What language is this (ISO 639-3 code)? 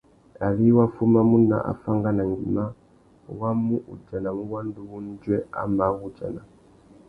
bag